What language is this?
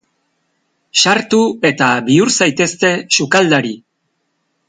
Basque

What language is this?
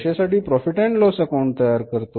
Marathi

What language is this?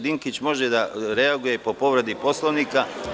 Serbian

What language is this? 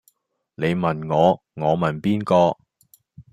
Cantonese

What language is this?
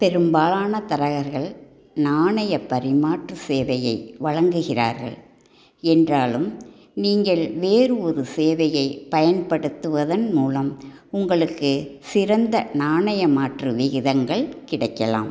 Tamil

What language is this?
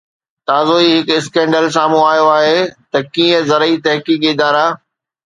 Sindhi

